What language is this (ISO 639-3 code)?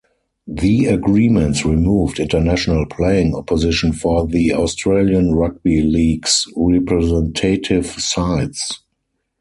eng